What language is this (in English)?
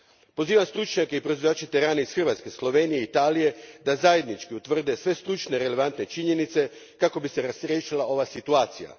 Croatian